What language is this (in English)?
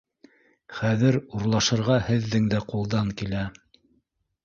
Bashkir